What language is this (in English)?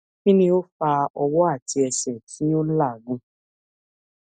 Yoruba